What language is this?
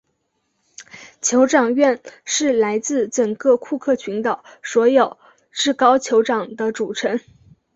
Chinese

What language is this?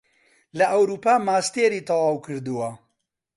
Central Kurdish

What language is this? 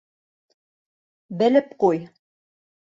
Bashkir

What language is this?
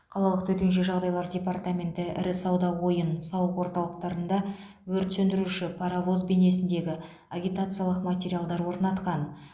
Kazakh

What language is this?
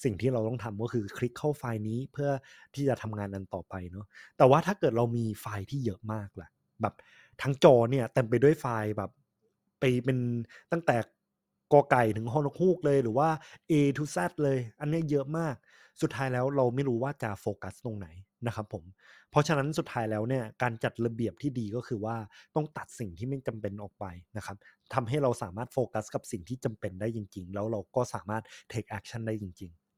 Thai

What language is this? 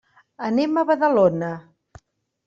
Catalan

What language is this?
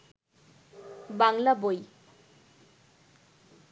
Bangla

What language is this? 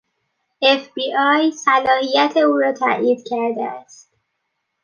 Persian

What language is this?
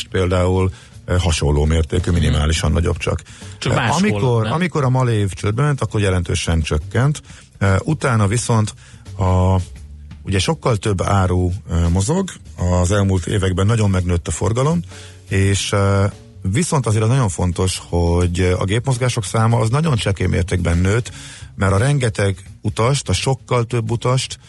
Hungarian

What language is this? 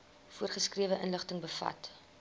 Afrikaans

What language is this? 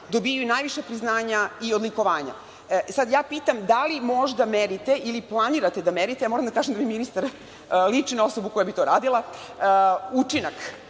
Serbian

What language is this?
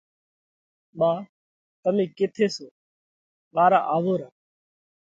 Parkari Koli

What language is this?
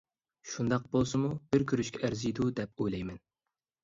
Uyghur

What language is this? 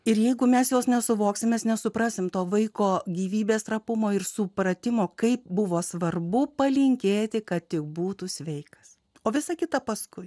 Lithuanian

